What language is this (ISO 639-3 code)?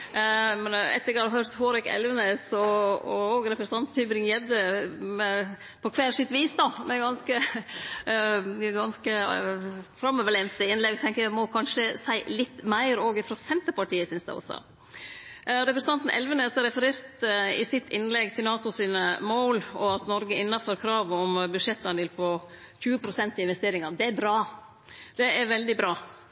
nno